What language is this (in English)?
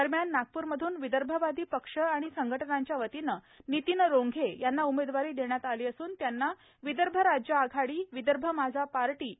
Marathi